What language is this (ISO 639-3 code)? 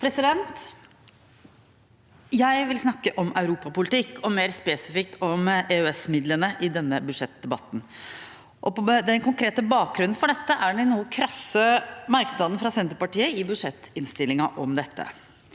nor